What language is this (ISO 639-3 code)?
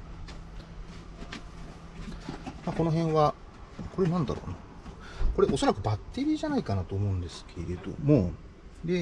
jpn